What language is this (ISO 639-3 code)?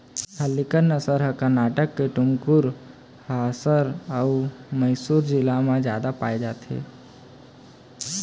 hne